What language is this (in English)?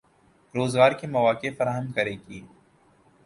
Urdu